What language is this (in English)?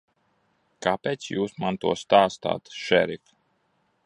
Latvian